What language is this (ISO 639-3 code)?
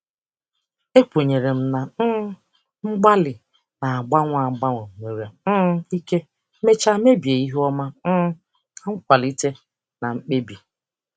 ibo